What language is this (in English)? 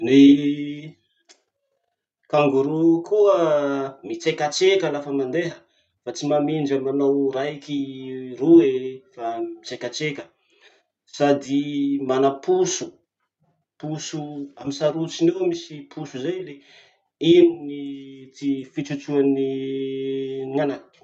Masikoro Malagasy